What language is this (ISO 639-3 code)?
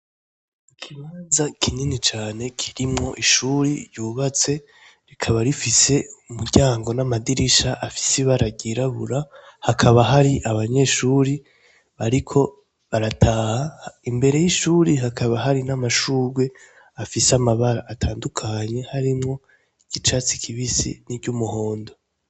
run